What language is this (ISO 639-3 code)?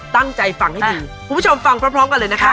tha